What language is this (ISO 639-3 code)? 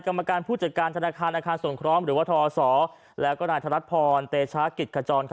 tha